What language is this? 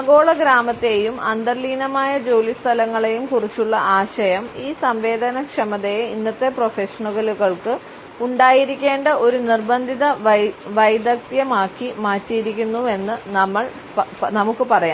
Malayalam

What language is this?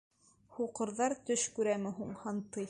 Bashkir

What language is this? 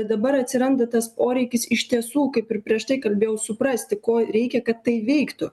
Lithuanian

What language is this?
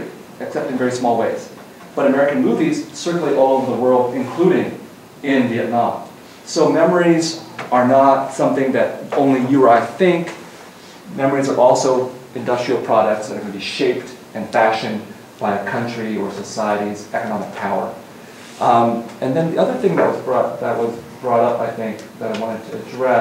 English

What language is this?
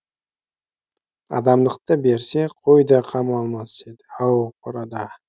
Kazakh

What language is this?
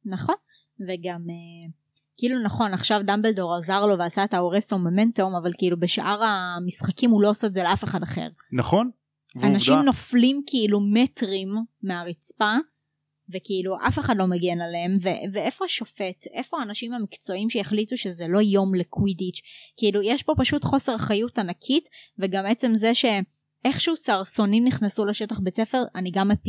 Hebrew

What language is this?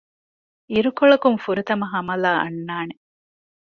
Divehi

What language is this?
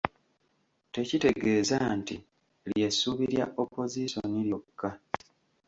Ganda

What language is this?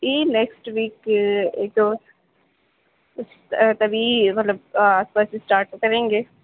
Urdu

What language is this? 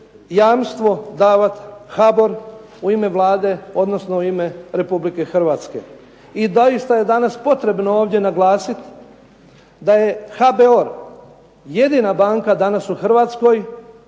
Croatian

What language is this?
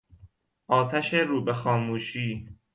Persian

